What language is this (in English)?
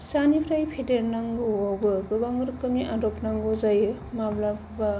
Bodo